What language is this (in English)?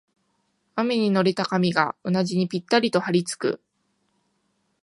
Japanese